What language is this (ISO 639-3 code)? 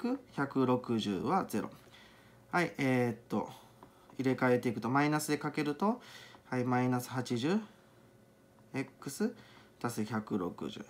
jpn